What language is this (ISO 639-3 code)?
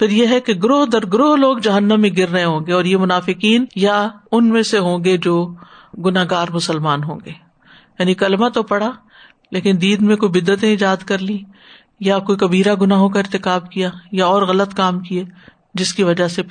urd